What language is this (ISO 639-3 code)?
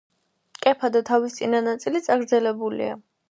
kat